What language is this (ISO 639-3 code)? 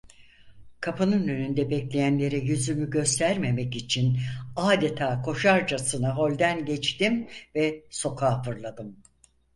tur